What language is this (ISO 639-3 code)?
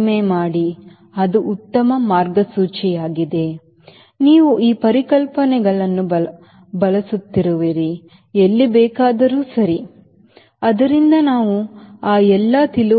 kan